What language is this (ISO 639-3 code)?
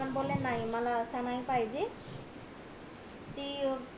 mar